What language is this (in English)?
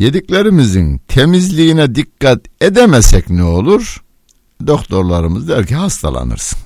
Turkish